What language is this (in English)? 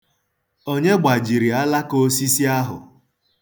Igbo